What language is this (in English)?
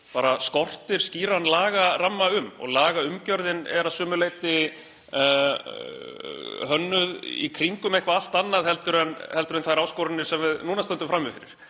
Icelandic